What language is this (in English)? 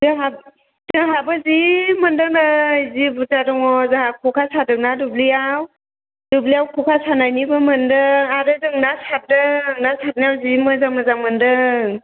Bodo